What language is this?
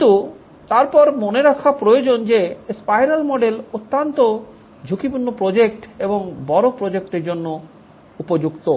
Bangla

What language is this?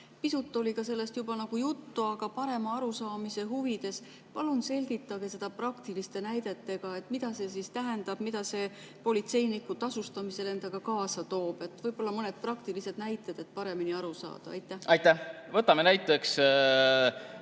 Estonian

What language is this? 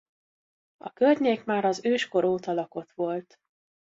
Hungarian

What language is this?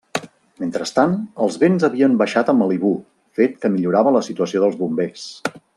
Catalan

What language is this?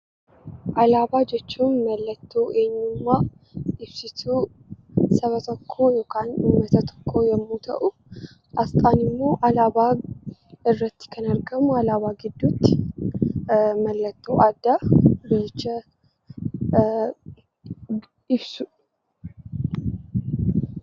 Oromo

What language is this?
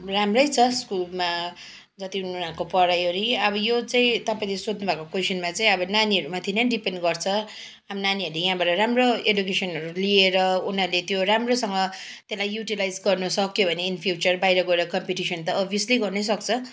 Nepali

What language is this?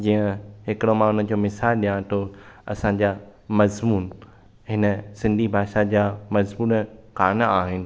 Sindhi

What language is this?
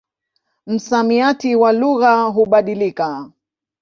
Swahili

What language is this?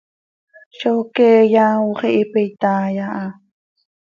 Seri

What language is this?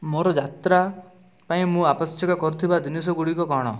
Odia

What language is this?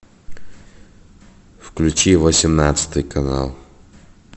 Russian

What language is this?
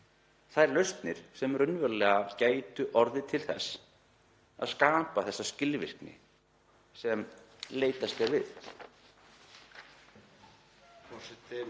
Icelandic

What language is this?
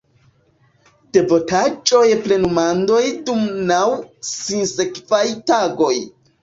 Esperanto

